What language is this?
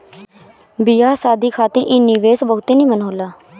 Bhojpuri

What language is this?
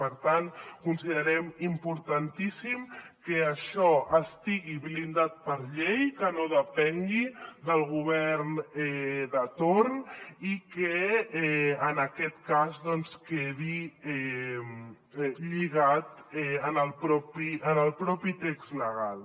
Catalan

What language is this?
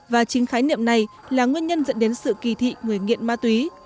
Vietnamese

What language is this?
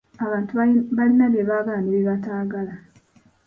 Ganda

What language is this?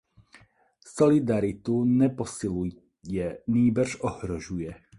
Czech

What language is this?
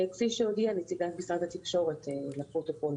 Hebrew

